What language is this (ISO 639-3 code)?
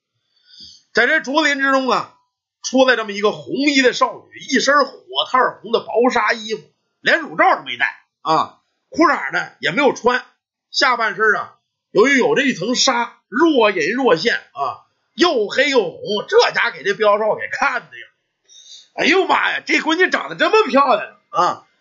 zho